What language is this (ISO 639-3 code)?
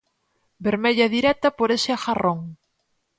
glg